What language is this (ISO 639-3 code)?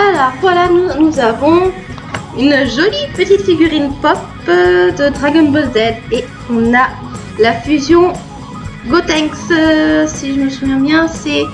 fra